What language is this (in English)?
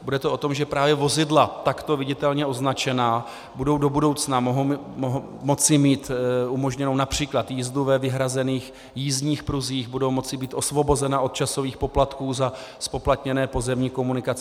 Czech